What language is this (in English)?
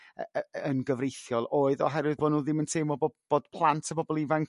Welsh